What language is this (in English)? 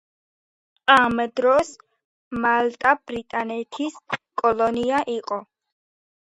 Georgian